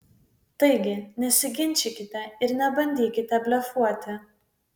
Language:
Lithuanian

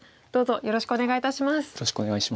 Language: Japanese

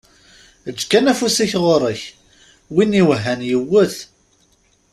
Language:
Kabyle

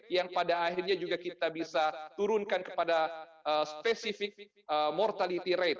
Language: Indonesian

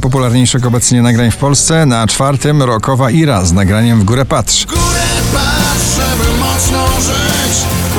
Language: Polish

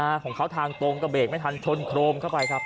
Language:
Thai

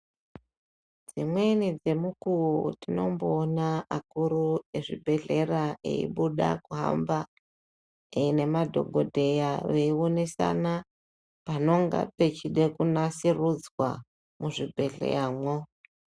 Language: Ndau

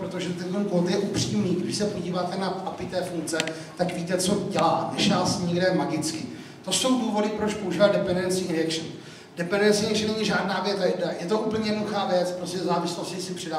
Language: Czech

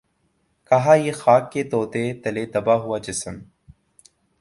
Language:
Urdu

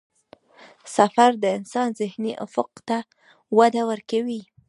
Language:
Pashto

